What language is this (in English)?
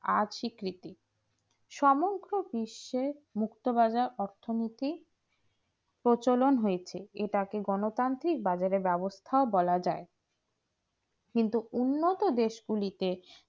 Bangla